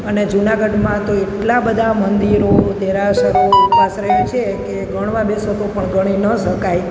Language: Gujarati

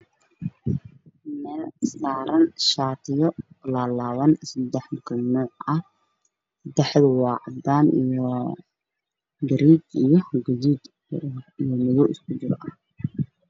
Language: Somali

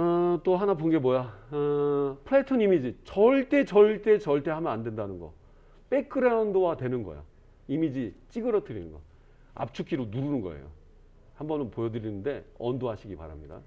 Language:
Korean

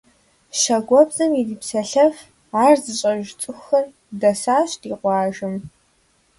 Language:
Kabardian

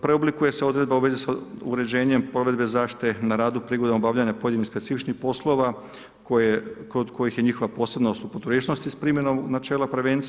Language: Croatian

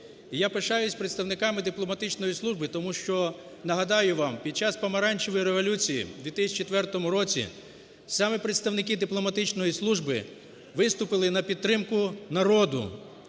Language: Ukrainian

